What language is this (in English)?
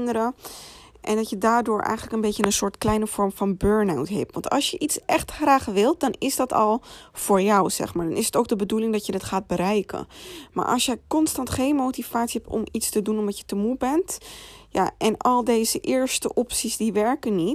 Dutch